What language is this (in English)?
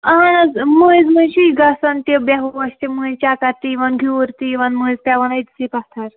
Kashmiri